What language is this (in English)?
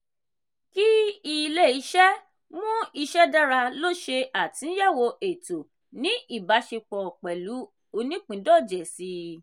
Yoruba